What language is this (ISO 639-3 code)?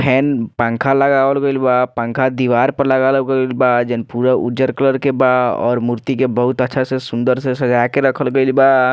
bho